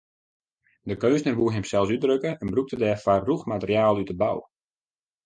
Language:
Western Frisian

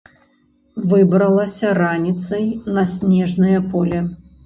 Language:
Belarusian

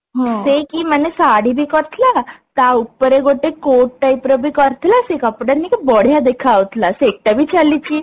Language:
Odia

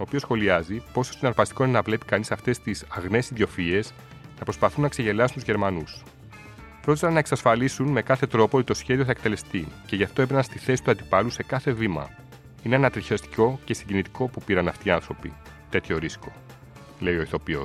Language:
Greek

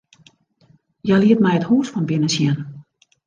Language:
Western Frisian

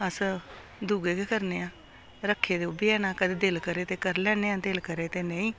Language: Dogri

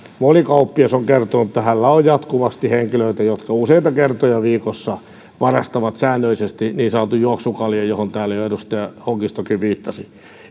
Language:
Finnish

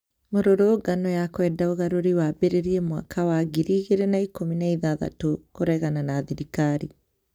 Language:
Kikuyu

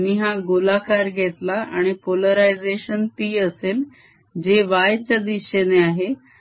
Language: Marathi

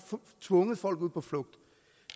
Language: Danish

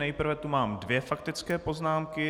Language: Czech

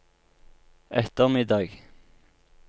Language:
Norwegian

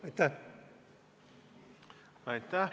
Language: Estonian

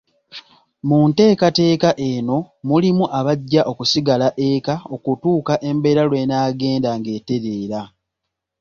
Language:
Ganda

